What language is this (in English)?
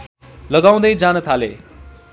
Nepali